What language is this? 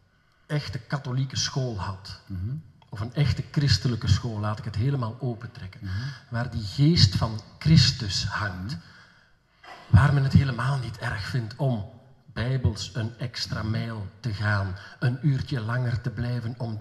Dutch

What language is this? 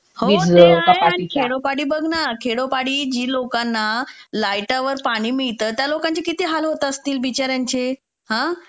Marathi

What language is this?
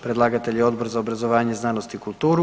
Croatian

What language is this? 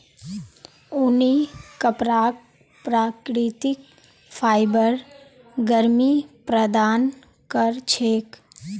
Magahi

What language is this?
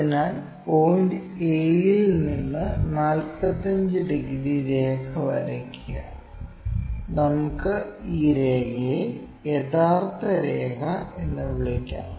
Malayalam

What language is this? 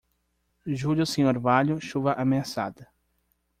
Portuguese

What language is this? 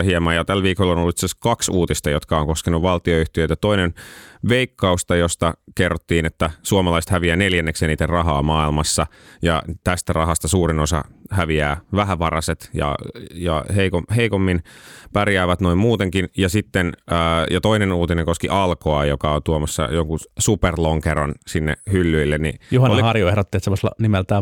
Finnish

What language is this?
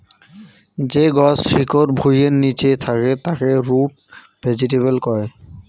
Bangla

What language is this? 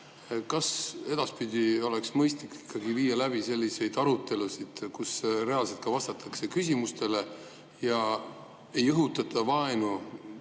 Estonian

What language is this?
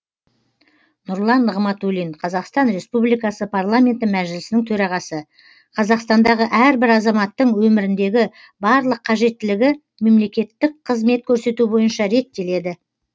Kazakh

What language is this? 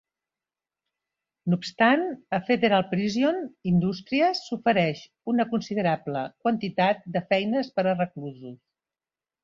Catalan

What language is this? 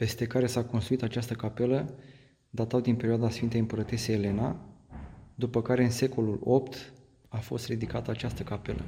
Romanian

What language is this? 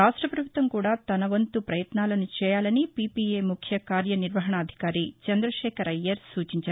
Telugu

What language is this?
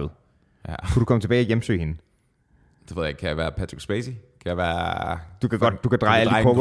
Danish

